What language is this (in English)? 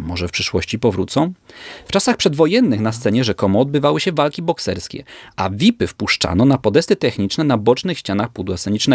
Polish